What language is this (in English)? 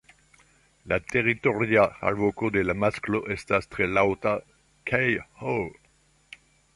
Esperanto